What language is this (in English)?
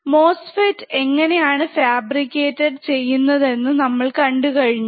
Malayalam